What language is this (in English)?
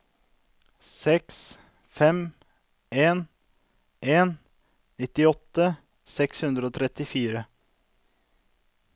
Norwegian